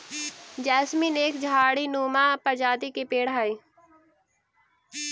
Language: Magahi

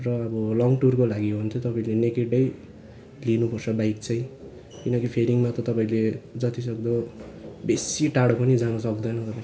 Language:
Nepali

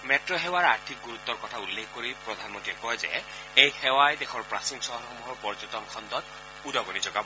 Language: Assamese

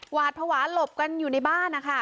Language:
Thai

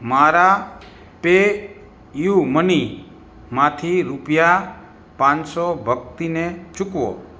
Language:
Gujarati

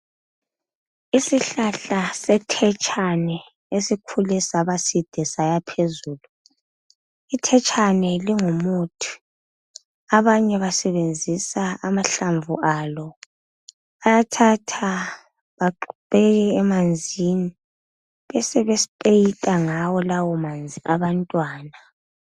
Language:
North Ndebele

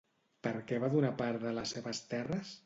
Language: Catalan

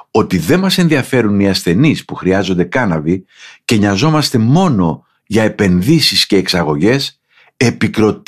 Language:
Greek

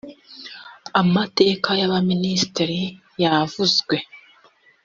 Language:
Kinyarwanda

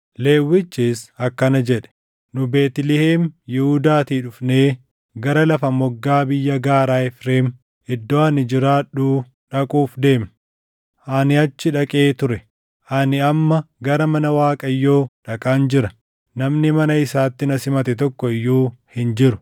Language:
Oromo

